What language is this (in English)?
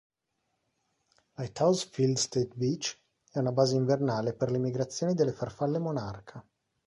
Italian